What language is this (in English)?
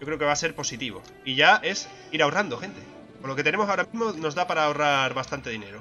Spanish